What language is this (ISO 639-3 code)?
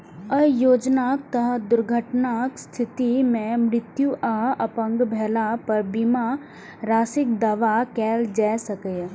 mai